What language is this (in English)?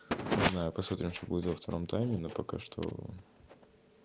Russian